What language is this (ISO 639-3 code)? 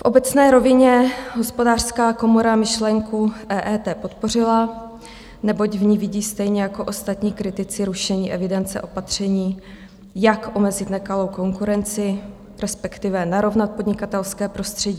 ces